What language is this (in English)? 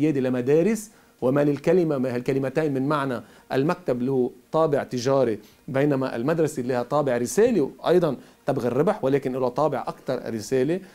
Arabic